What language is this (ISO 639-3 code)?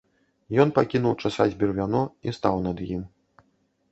bel